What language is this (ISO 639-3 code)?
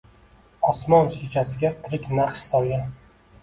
uzb